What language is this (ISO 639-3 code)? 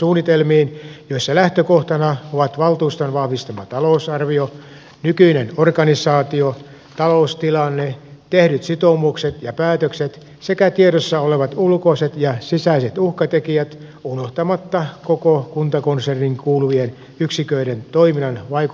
fin